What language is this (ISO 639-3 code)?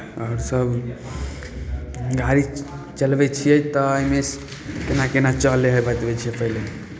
mai